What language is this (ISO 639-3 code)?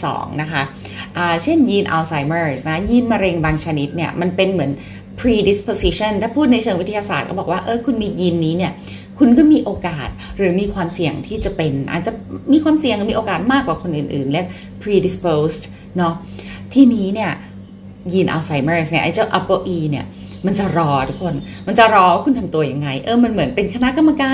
tha